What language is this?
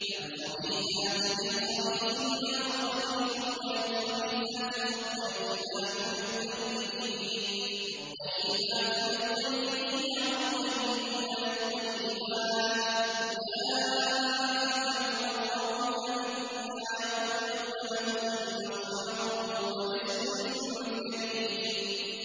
Arabic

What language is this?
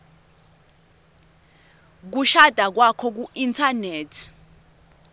Swati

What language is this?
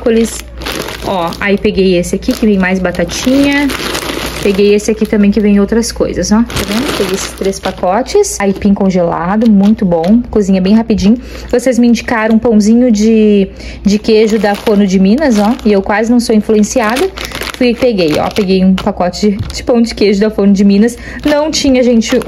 Portuguese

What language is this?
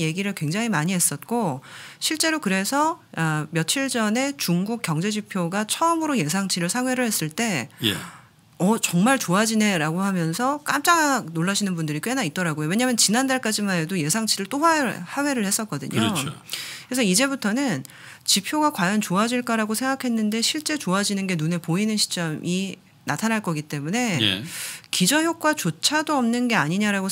Korean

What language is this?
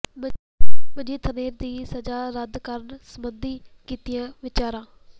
Punjabi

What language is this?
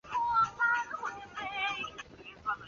Chinese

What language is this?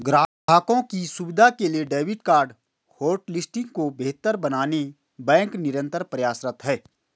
Hindi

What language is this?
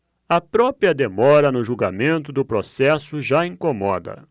Portuguese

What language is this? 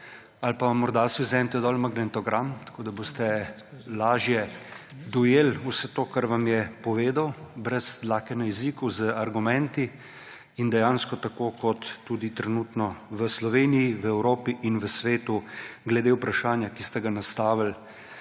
Slovenian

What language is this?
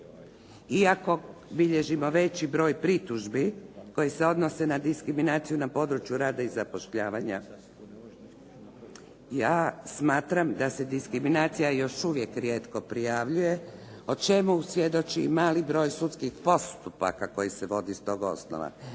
Croatian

